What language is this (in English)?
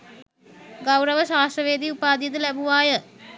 Sinhala